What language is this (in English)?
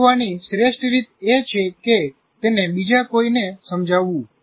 Gujarati